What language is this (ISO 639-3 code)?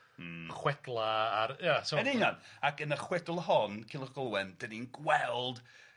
cym